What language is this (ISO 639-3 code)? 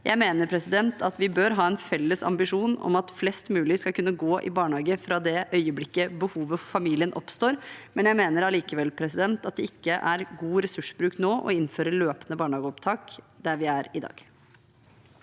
nor